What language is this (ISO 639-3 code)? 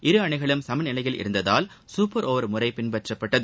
tam